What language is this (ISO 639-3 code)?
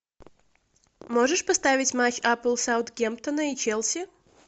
rus